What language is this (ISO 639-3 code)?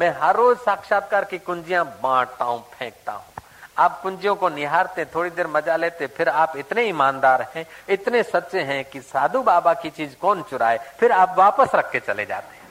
hin